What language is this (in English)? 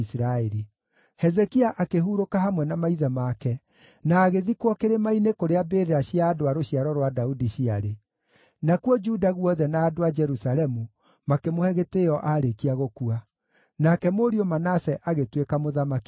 Kikuyu